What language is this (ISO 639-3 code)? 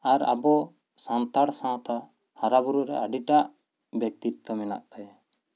sat